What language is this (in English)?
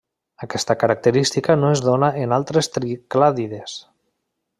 Catalan